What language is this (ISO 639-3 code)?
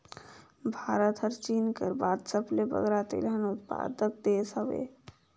hne